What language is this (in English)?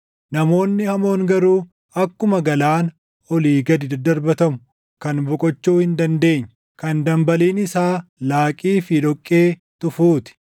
Oromo